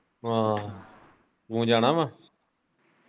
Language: Punjabi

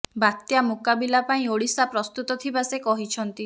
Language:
Odia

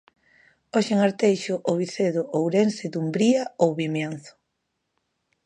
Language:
Galician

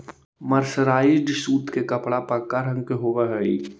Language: Magahi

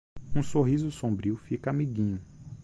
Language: Portuguese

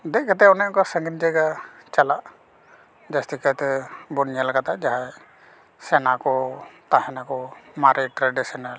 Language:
Santali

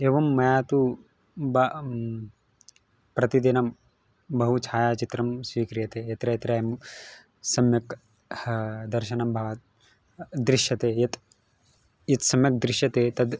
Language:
Sanskrit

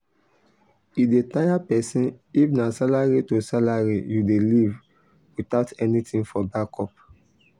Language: Nigerian Pidgin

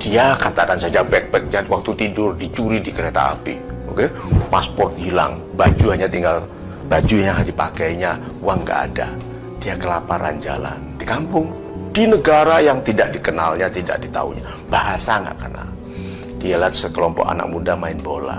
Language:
Indonesian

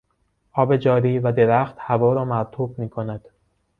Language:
Persian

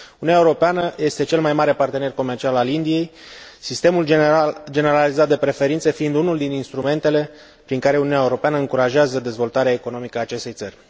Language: Romanian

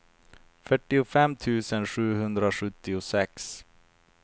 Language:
Swedish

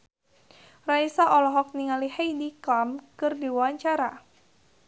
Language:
Sundanese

